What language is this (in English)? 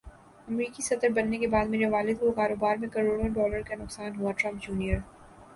Urdu